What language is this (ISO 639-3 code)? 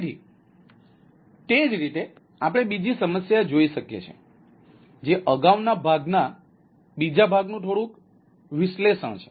guj